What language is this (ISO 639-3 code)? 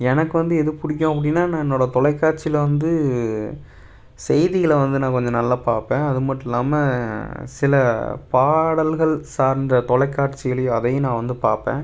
tam